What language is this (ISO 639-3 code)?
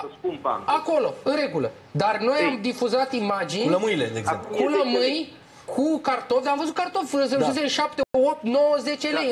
ron